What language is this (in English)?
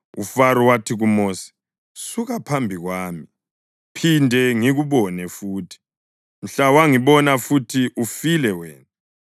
North Ndebele